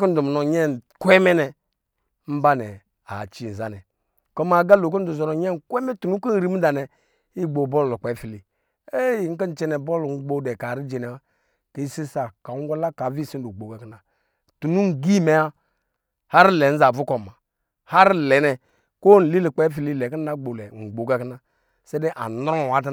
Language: Lijili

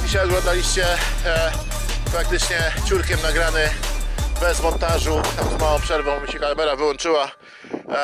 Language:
Polish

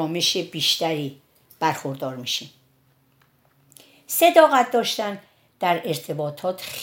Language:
Persian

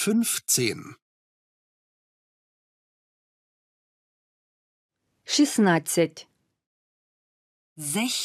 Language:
Ukrainian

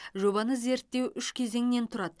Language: Kazakh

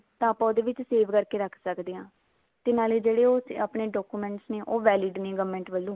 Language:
Punjabi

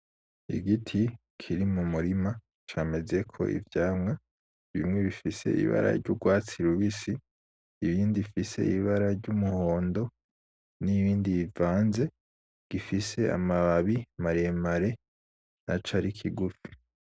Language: Rundi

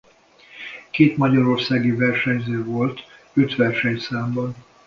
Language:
Hungarian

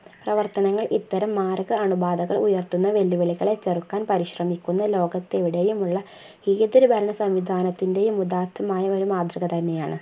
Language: Malayalam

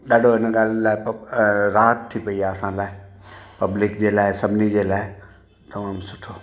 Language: Sindhi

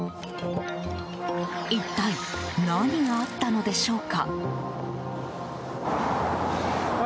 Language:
Japanese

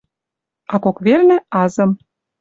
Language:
Western Mari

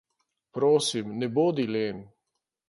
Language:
Slovenian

